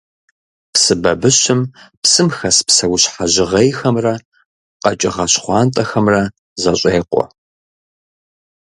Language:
Kabardian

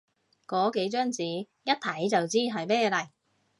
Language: Cantonese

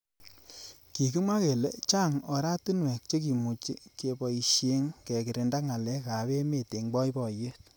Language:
Kalenjin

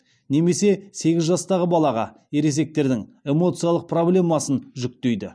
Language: Kazakh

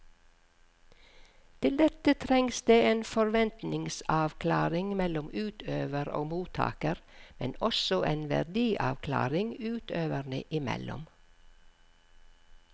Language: Norwegian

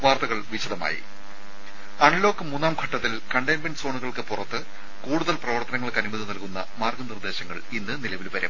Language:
Malayalam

